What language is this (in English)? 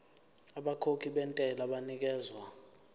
Zulu